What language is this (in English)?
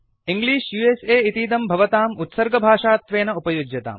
Sanskrit